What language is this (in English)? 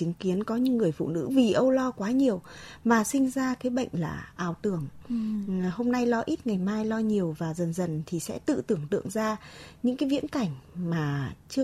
Vietnamese